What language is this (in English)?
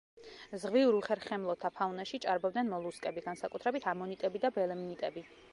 Georgian